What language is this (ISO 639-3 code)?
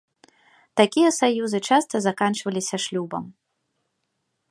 bel